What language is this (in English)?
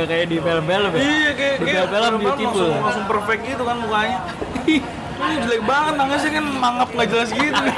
Indonesian